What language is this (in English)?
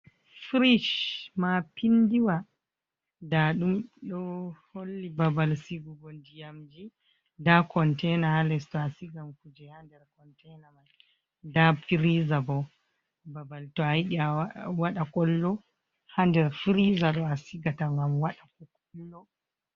Fula